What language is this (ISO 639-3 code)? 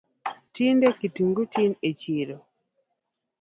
luo